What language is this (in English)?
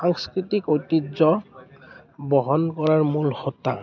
Assamese